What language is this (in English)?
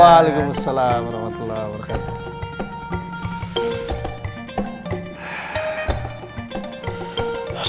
Indonesian